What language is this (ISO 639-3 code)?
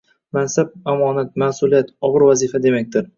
uzb